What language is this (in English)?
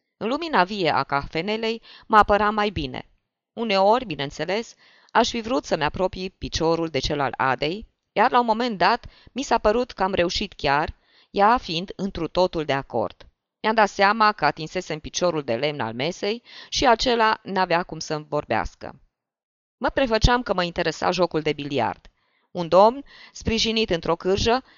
Romanian